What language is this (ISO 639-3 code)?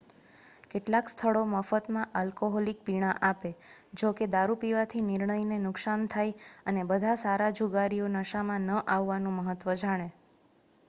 guj